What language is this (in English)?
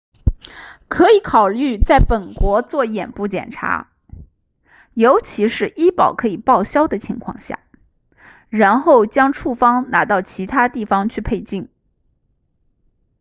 Chinese